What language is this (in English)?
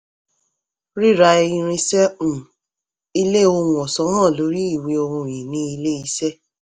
Yoruba